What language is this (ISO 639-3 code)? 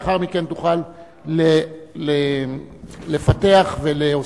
heb